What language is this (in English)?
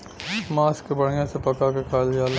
Bhojpuri